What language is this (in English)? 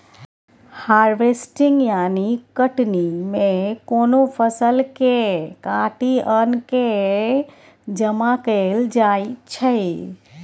Maithili